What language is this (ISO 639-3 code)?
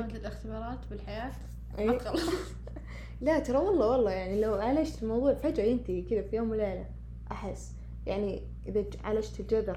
ara